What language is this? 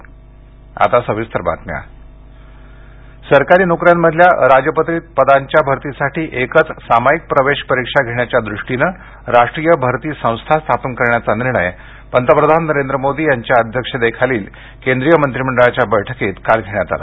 Marathi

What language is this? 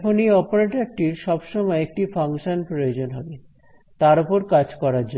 Bangla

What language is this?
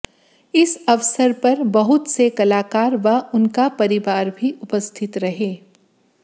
Hindi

